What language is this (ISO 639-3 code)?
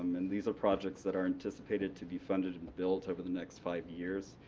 eng